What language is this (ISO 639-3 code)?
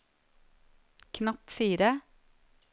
nor